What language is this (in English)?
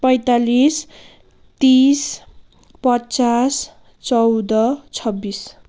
Nepali